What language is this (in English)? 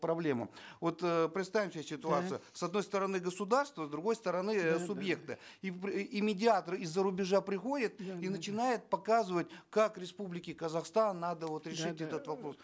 Kazakh